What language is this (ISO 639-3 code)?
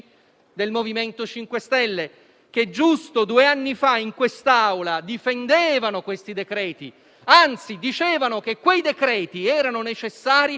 ita